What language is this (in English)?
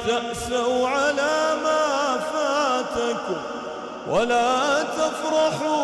Arabic